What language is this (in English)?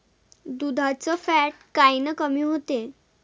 Marathi